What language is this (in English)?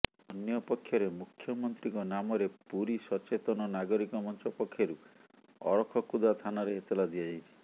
Odia